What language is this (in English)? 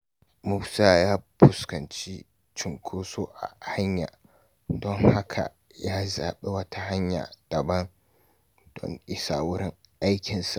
Hausa